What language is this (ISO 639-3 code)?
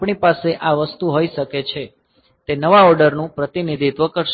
guj